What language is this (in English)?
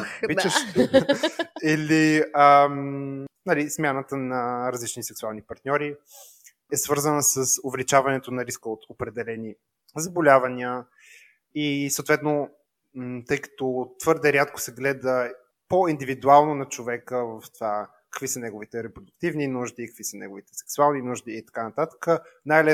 Bulgarian